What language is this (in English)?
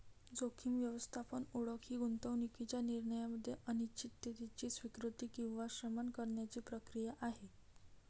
Marathi